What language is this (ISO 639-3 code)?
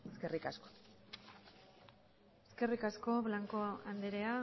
eus